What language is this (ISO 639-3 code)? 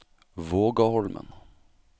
nor